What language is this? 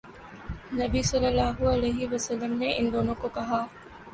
Urdu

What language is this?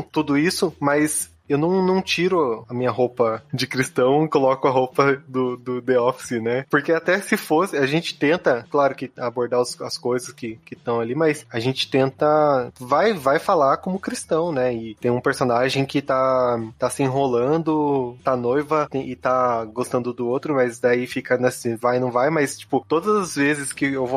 Portuguese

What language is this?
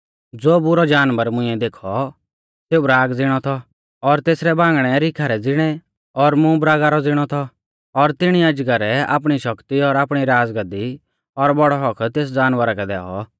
Mahasu Pahari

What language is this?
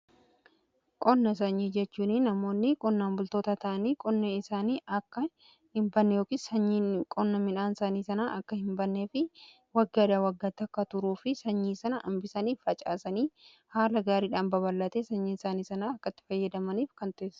Oromo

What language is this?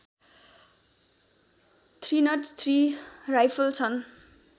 Nepali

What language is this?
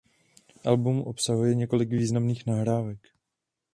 Czech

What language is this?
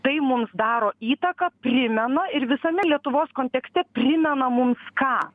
Lithuanian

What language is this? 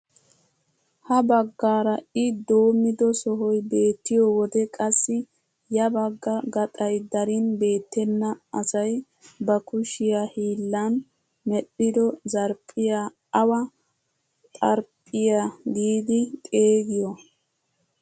Wolaytta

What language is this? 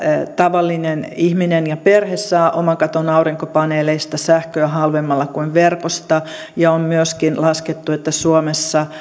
Finnish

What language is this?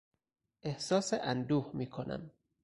Persian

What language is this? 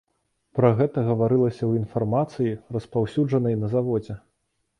Belarusian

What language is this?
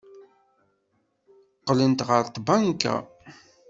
Kabyle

